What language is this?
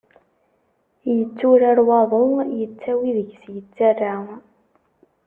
Kabyle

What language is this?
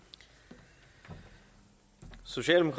Danish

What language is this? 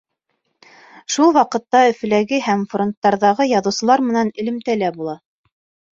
Bashkir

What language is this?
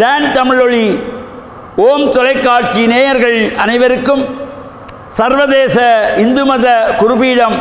Arabic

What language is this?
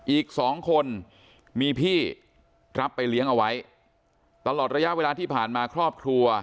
Thai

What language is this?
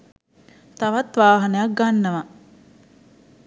Sinhala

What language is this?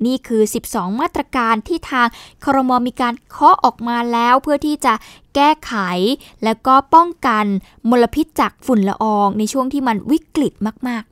Thai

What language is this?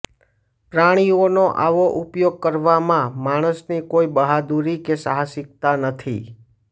Gujarati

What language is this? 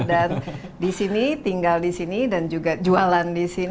Indonesian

